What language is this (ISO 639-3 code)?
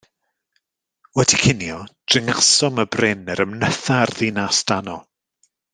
cym